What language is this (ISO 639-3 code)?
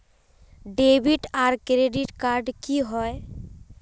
mag